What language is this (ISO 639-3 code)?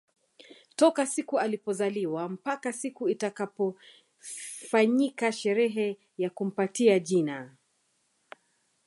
swa